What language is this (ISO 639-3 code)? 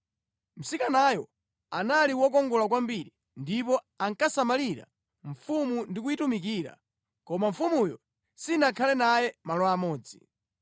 nya